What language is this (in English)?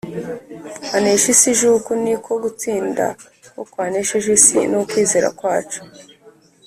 Kinyarwanda